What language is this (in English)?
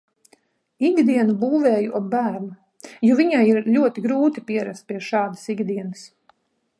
Latvian